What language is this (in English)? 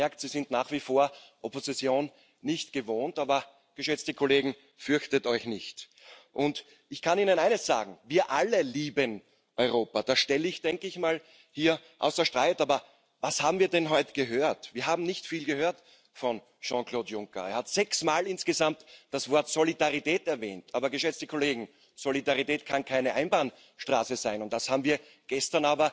Polish